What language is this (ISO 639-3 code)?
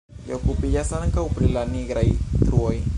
epo